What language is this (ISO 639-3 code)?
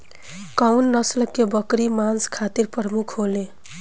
bho